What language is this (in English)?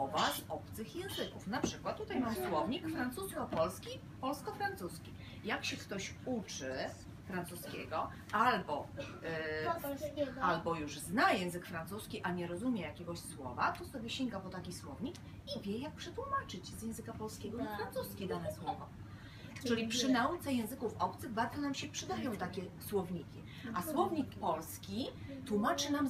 Polish